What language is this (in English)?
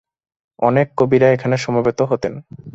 Bangla